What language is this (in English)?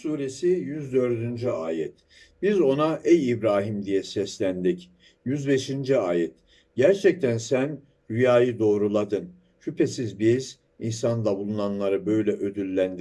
Turkish